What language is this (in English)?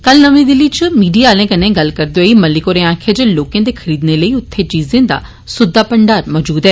Dogri